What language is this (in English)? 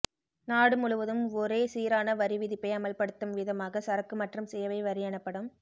Tamil